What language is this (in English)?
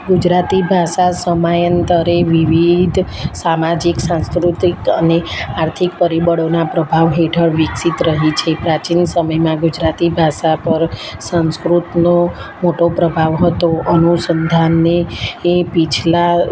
Gujarati